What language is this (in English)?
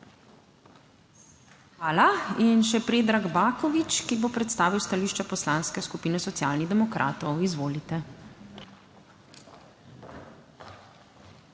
Slovenian